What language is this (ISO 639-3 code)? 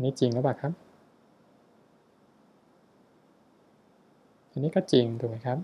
tha